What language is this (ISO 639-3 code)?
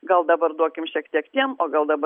lit